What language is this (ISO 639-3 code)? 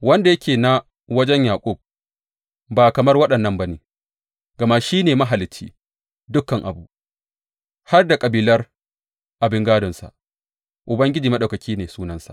hau